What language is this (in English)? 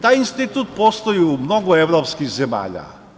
Serbian